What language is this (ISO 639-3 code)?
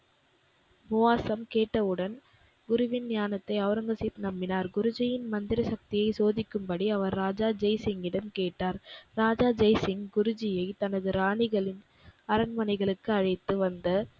tam